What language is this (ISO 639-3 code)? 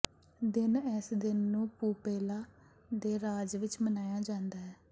pan